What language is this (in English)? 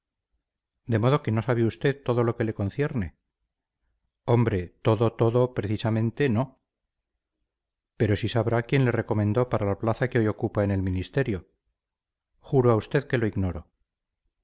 Spanish